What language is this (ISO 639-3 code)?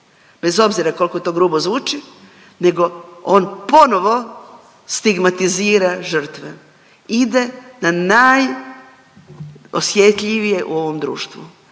hrv